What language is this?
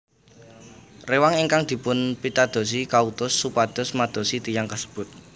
Javanese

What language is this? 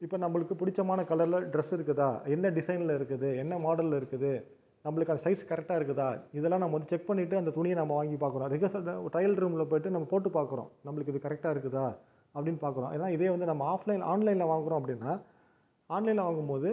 Tamil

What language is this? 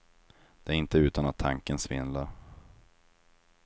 Swedish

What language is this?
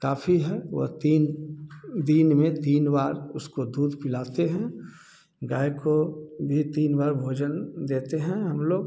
Hindi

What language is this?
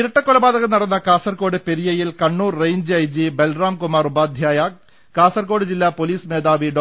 Malayalam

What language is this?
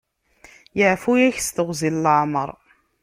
Kabyle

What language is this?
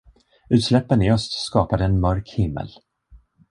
Swedish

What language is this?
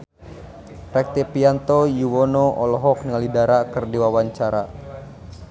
Sundanese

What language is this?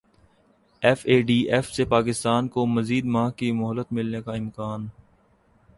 Urdu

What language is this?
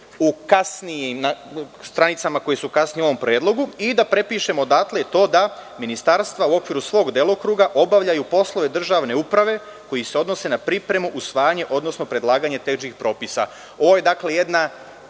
Serbian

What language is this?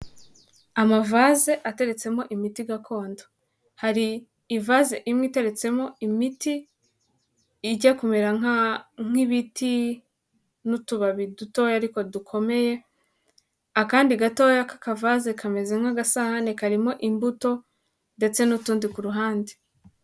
Kinyarwanda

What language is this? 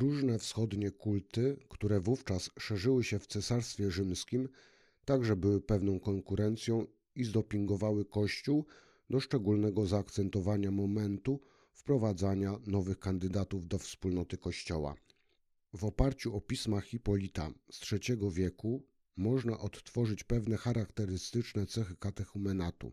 Polish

